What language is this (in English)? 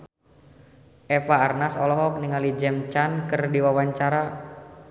Sundanese